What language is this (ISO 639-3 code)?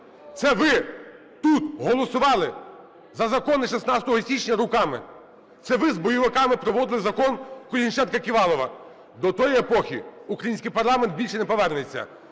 ukr